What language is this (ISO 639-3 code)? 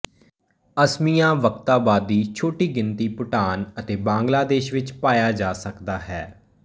pan